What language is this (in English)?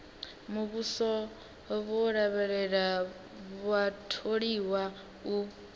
Venda